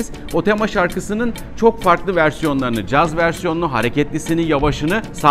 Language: Turkish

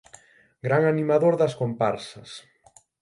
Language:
Galician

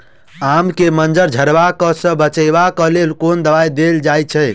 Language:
Maithili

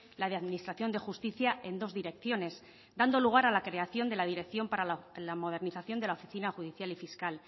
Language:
Spanish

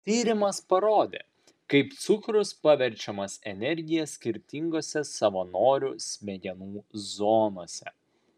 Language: Lithuanian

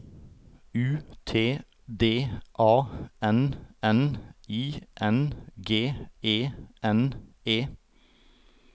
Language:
Norwegian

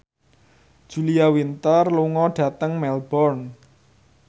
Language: Javanese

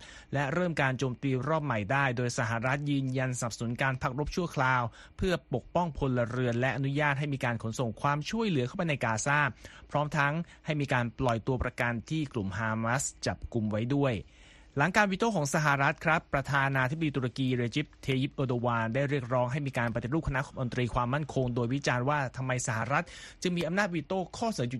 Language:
Thai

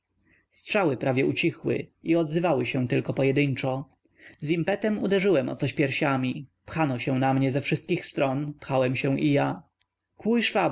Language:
Polish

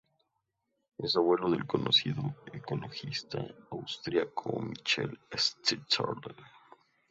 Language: Spanish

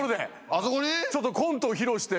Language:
Japanese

